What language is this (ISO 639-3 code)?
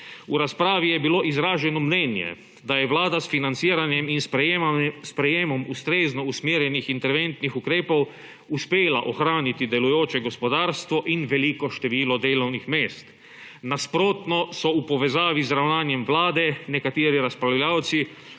slv